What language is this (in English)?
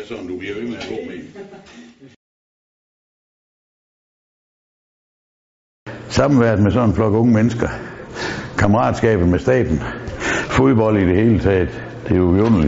Danish